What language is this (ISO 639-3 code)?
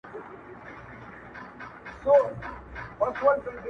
pus